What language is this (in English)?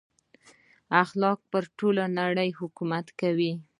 Pashto